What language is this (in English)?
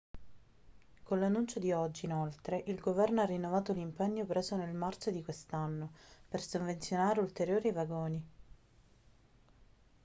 Italian